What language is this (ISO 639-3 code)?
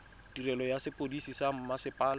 tsn